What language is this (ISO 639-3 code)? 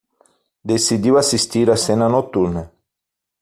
por